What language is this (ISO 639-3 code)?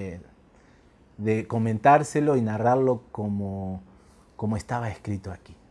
spa